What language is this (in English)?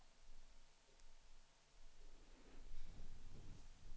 Swedish